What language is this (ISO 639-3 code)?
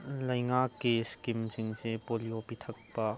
mni